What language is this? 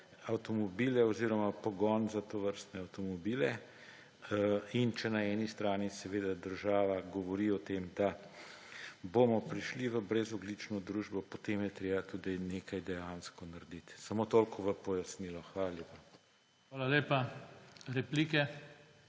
Slovenian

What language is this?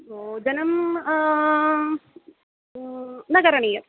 Sanskrit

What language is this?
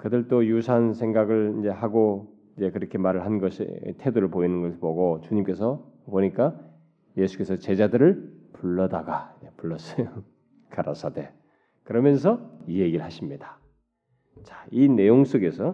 Korean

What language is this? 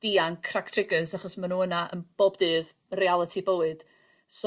Welsh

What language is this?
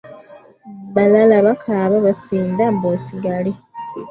Ganda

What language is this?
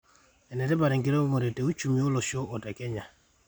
Masai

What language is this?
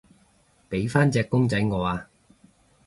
Cantonese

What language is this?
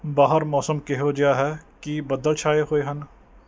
Punjabi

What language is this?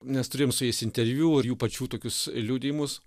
Lithuanian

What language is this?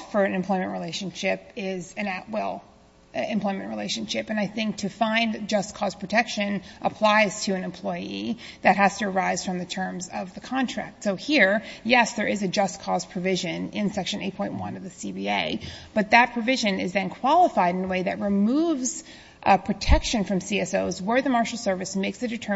English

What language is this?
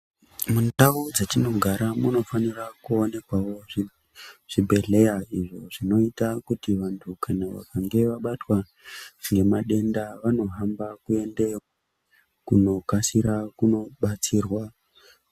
Ndau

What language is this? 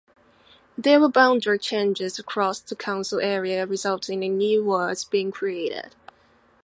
English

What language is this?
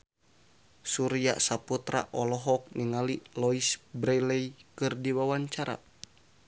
Sundanese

